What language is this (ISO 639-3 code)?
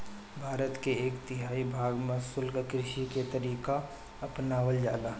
bho